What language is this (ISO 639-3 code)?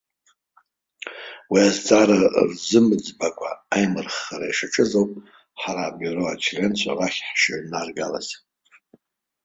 abk